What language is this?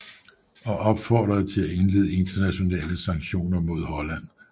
Danish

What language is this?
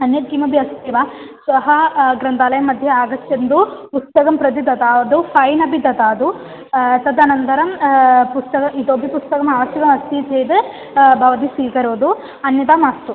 Sanskrit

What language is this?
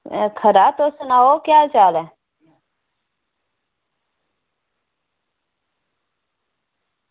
Dogri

